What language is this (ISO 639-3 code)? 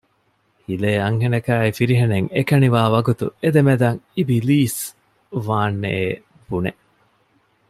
div